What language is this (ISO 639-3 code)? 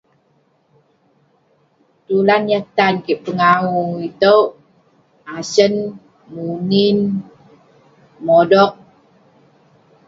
pne